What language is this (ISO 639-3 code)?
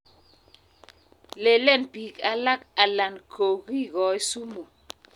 kln